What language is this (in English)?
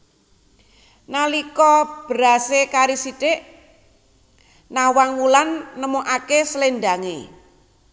Javanese